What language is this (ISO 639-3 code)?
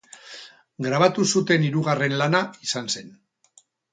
eus